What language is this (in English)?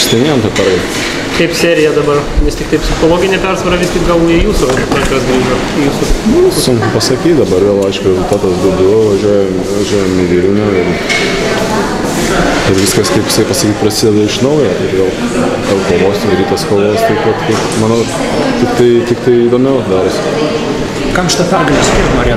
Ukrainian